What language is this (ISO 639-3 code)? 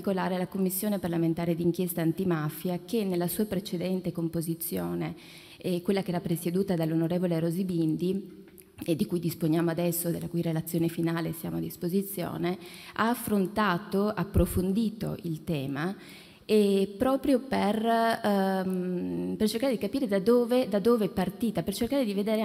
ita